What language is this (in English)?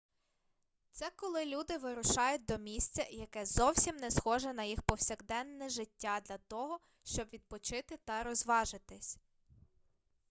Ukrainian